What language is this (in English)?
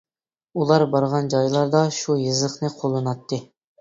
Uyghur